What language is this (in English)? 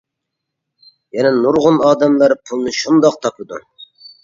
Uyghur